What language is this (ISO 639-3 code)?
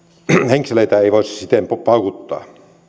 fin